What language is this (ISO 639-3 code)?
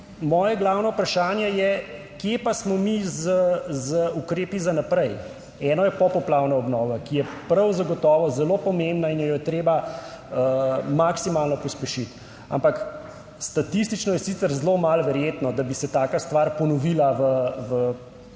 slv